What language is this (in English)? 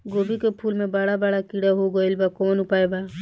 Bhojpuri